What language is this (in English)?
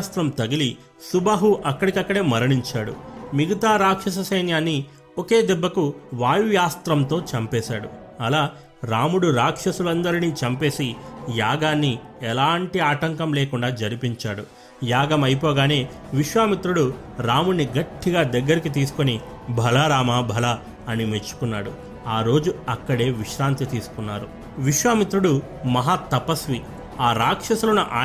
Telugu